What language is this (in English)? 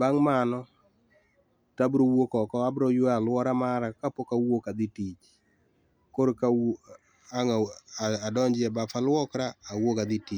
Luo (Kenya and Tanzania)